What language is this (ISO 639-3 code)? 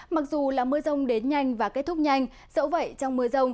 vie